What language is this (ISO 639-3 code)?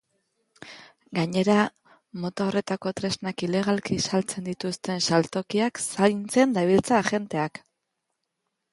eus